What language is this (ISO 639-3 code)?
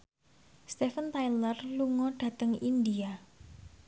jav